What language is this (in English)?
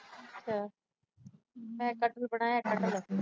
Punjabi